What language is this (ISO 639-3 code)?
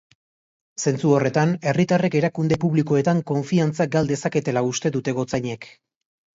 eus